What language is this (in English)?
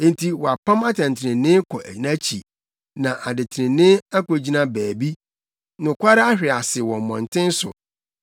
Akan